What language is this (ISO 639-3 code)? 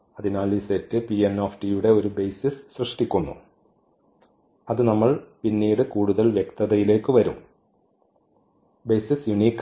mal